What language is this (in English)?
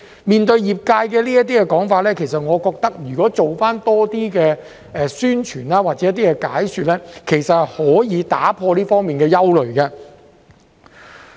Cantonese